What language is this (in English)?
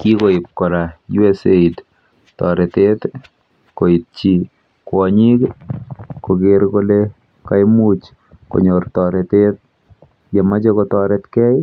Kalenjin